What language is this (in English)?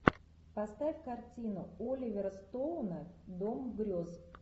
Russian